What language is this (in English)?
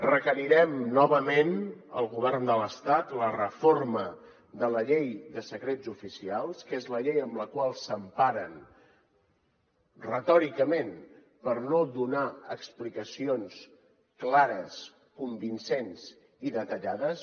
Catalan